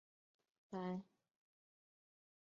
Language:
Chinese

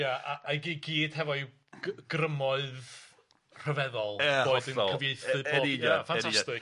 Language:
Welsh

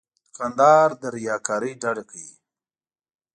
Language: Pashto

